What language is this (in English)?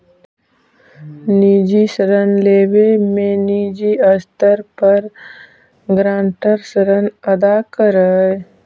Magahi